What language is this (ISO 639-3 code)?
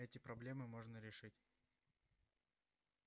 rus